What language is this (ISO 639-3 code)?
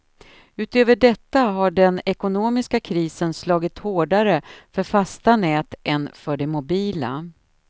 swe